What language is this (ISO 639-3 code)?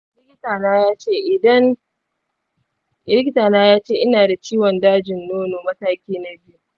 hau